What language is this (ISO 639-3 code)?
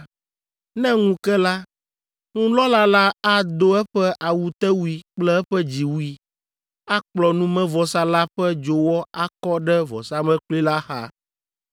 ewe